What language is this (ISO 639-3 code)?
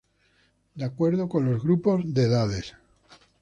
spa